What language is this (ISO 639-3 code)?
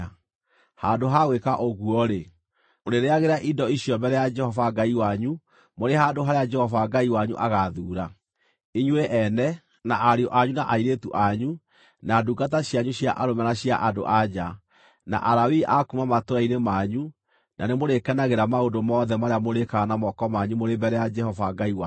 kik